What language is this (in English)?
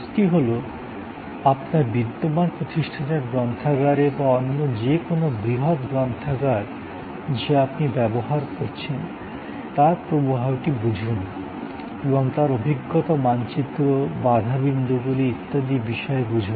Bangla